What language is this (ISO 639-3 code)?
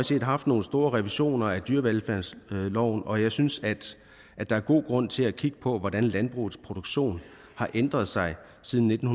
dan